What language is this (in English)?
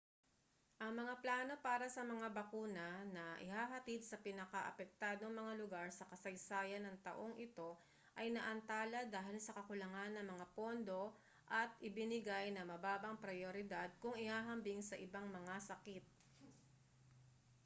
Filipino